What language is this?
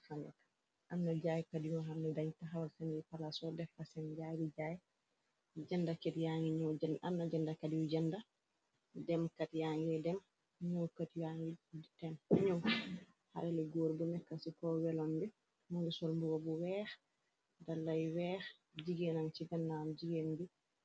Wolof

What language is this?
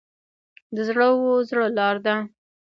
Pashto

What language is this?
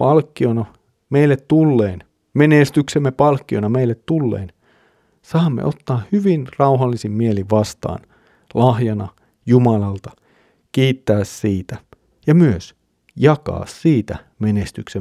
Finnish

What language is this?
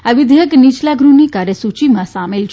Gujarati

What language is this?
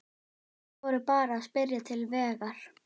Icelandic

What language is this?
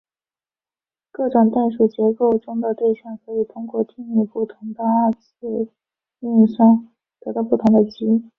Chinese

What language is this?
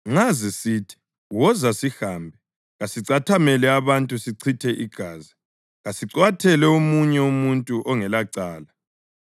North Ndebele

